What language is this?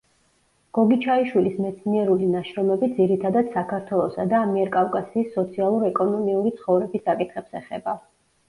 Georgian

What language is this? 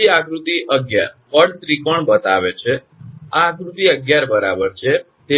Gujarati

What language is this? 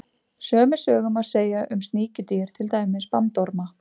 Icelandic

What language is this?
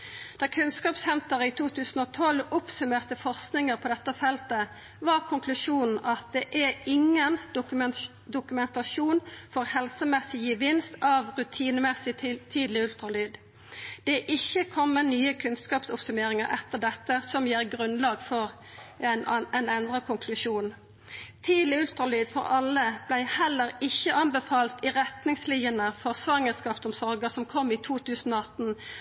Norwegian Nynorsk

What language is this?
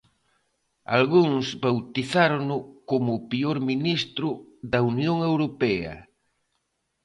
Galician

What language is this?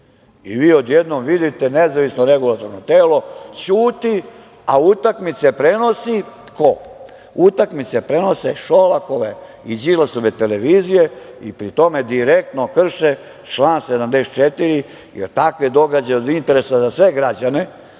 Serbian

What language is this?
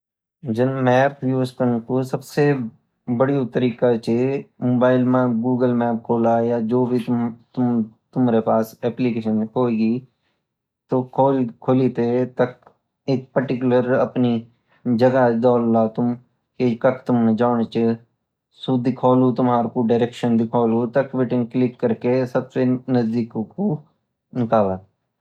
Garhwali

